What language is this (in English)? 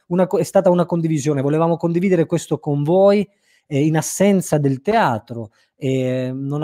Italian